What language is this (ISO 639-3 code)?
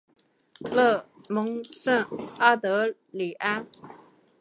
zho